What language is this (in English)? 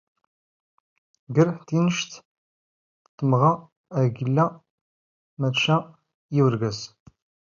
Standard Moroccan Tamazight